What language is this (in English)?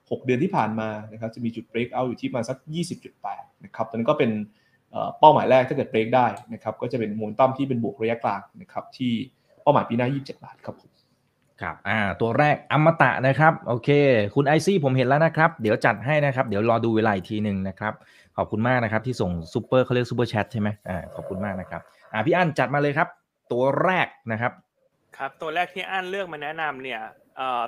Thai